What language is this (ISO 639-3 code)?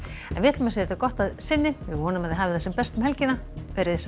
isl